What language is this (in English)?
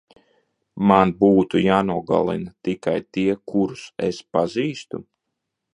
Latvian